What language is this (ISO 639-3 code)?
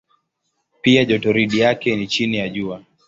swa